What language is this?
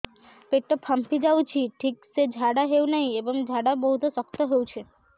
Odia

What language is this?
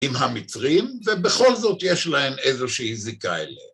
Hebrew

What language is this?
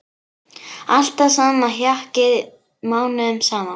Icelandic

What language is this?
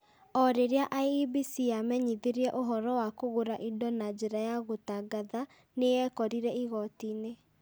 Kikuyu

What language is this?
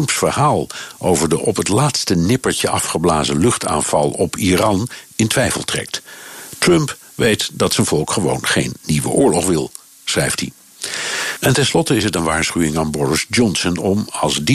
Dutch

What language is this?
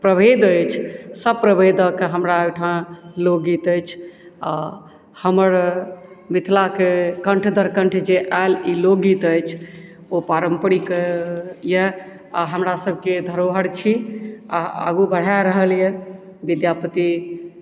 Maithili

